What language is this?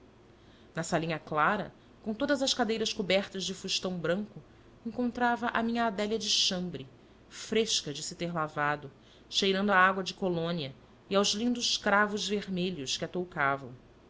Portuguese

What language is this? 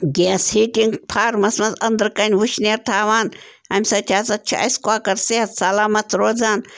Kashmiri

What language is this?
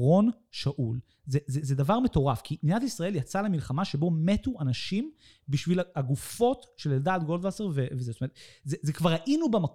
Hebrew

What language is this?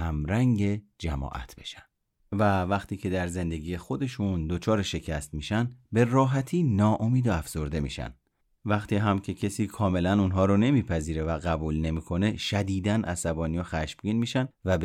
Persian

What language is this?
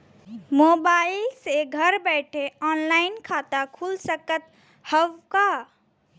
Bhojpuri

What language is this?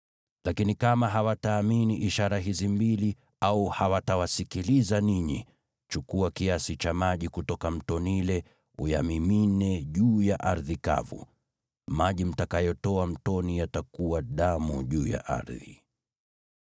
Swahili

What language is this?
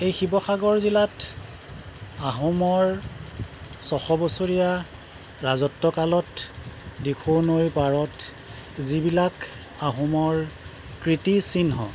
Assamese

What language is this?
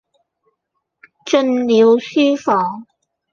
Cantonese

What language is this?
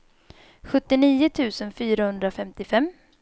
Swedish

